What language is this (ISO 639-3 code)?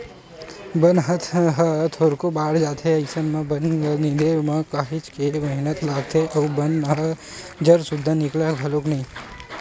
hne